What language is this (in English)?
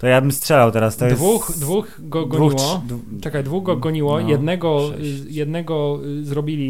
Polish